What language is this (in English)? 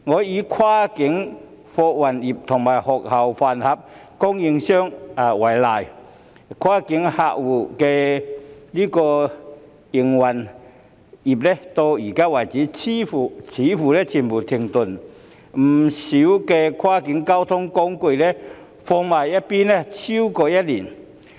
Cantonese